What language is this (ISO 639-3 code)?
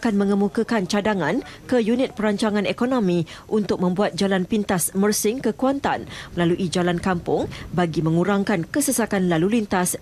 msa